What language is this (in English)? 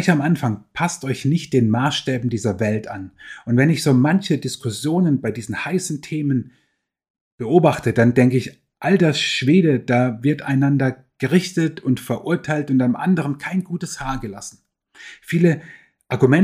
German